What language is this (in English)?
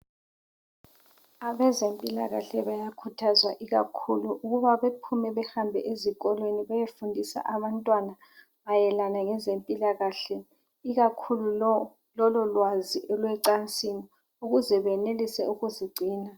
North Ndebele